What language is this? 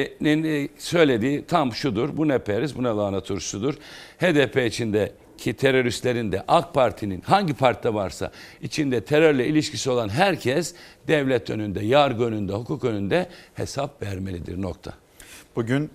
Turkish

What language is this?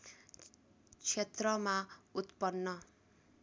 Nepali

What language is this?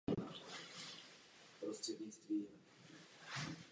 Czech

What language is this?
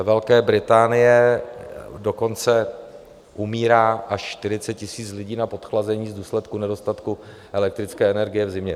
Czech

